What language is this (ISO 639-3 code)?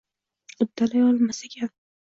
uzb